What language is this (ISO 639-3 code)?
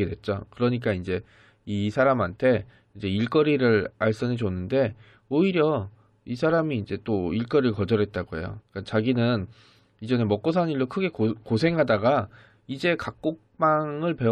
kor